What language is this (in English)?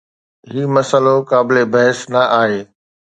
Sindhi